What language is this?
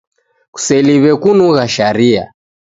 Taita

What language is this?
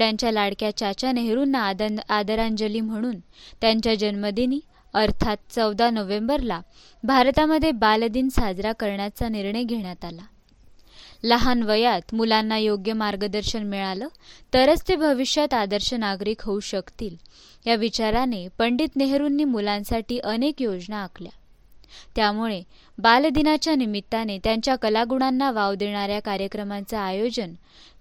Marathi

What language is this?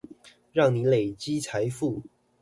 Chinese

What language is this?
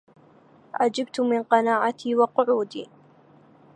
Arabic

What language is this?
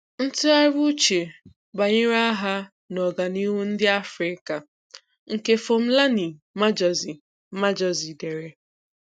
Igbo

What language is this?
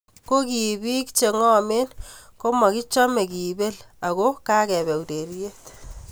Kalenjin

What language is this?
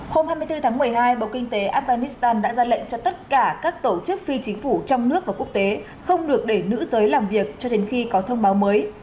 Vietnamese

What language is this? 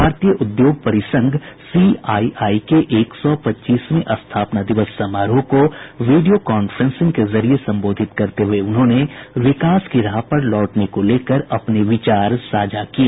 Hindi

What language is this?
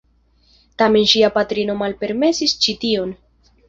Esperanto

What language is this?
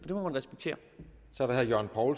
Danish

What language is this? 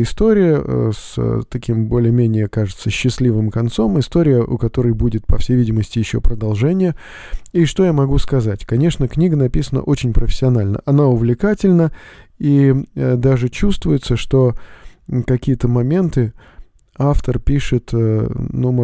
Russian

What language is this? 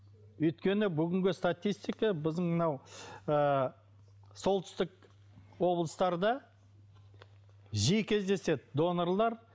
Kazakh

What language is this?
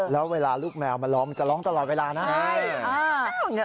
Thai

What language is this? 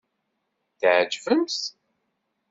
Kabyle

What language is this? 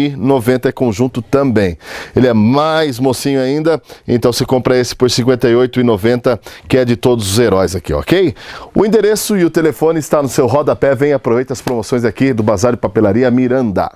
Portuguese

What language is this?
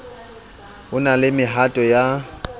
Southern Sotho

